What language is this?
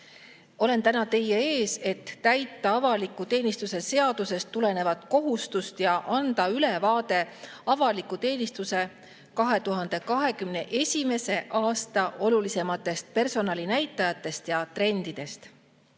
Estonian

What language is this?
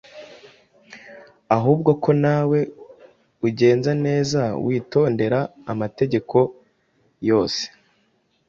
Kinyarwanda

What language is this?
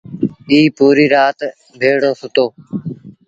Sindhi Bhil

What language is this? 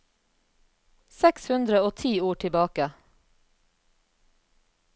Norwegian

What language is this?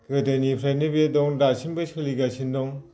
Bodo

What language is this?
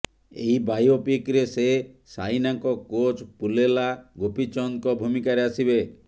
Odia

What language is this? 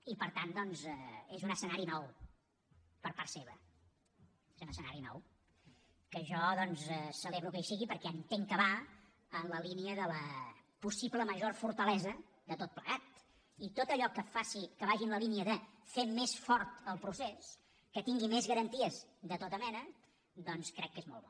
Catalan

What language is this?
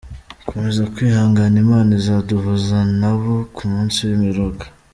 Kinyarwanda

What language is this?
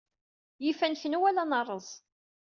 Kabyle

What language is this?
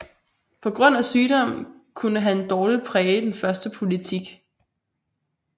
Danish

